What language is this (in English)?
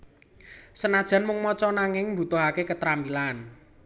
Javanese